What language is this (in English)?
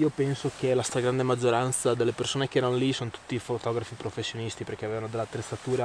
Italian